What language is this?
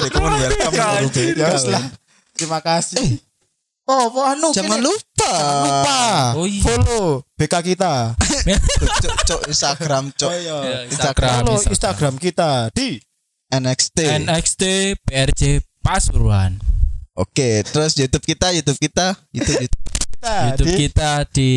Indonesian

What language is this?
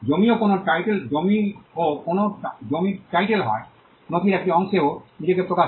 Bangla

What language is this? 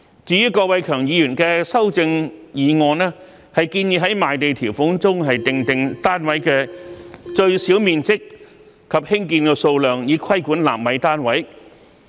Cantonese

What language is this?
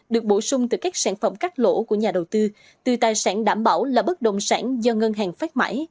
Vietnamese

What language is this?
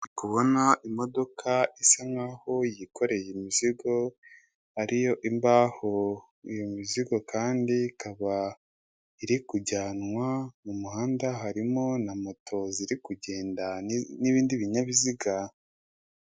Kinyarwanda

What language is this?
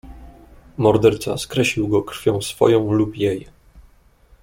Polish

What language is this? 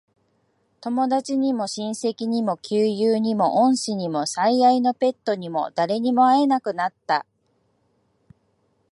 Japanese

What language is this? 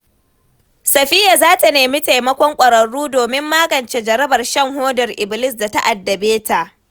Hausa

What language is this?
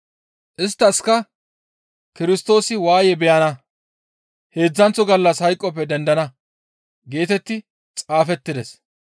Gamo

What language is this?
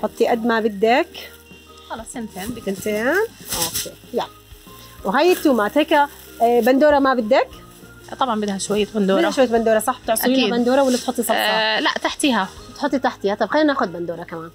Arabic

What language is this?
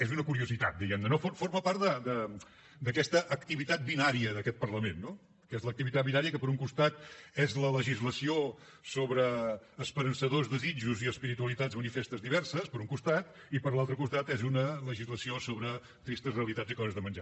Catalan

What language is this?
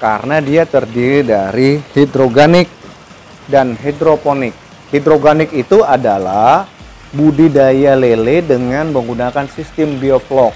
Indonesian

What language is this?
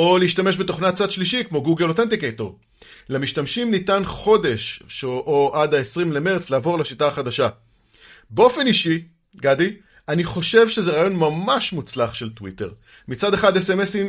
Hebrew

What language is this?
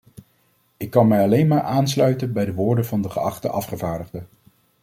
Dutch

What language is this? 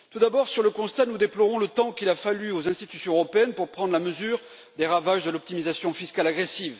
French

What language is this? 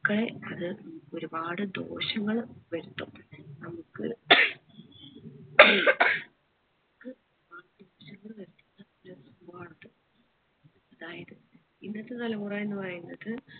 Malayalam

